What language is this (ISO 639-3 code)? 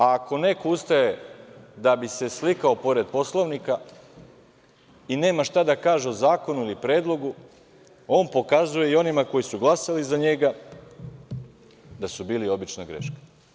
srp